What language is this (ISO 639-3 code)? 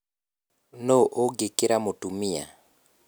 kik